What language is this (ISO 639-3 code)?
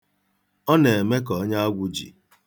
ibo